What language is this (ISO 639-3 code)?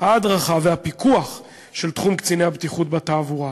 heb